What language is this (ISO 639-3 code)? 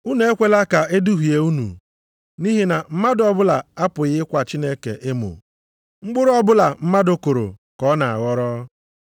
ibo